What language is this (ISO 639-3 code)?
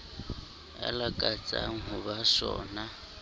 sot